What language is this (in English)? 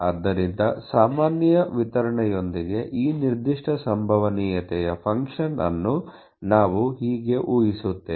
Kannada